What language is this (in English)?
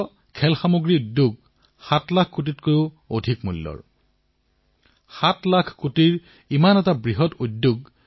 Assamese